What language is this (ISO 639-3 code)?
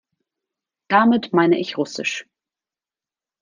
deu